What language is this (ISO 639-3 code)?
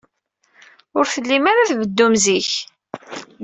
kab